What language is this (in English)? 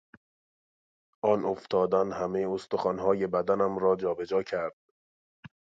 Persian